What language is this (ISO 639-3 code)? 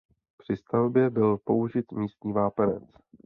ces